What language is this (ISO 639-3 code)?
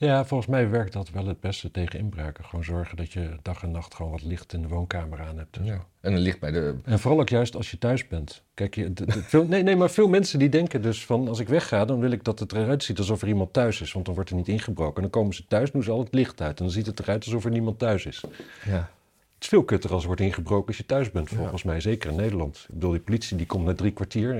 nld